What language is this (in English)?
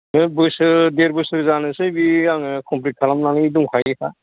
Bodo